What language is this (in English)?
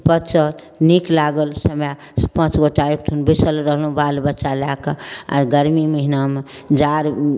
Maithili